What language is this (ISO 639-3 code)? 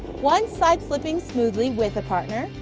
eng